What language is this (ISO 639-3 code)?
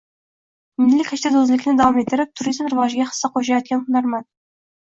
uzb